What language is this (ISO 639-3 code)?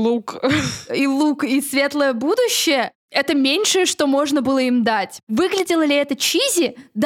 rus